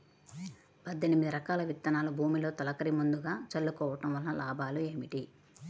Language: Telugu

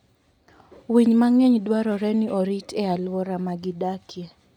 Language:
Luo (Kenya and Tanzania)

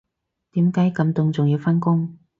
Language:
Cantonese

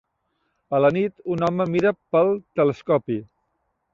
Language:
Catalan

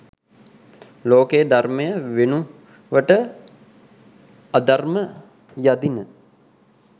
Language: Sinhala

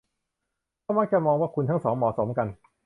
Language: Thai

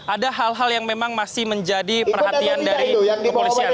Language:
Indonesian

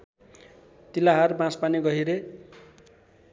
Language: Nepali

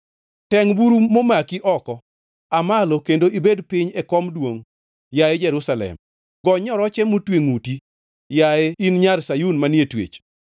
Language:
Luo (Kenya and Tanzania)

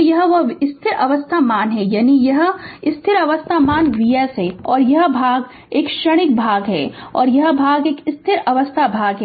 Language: Hindi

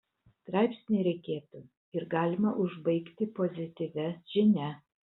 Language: Lithuanian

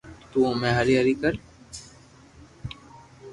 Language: Loarki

